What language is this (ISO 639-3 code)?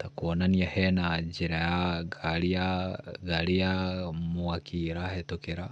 kik